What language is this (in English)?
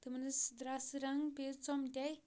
Kashmiri